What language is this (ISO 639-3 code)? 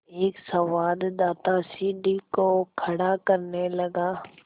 hin